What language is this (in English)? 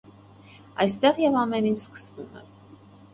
Armenian